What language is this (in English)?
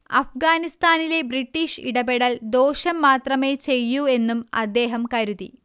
Malayalam